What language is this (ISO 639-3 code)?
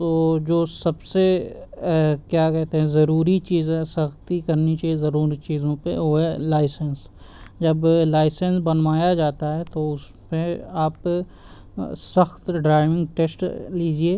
urd